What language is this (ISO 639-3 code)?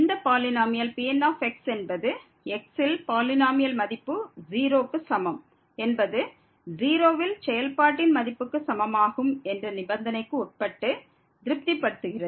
tam